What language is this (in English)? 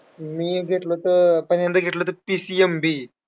Marathi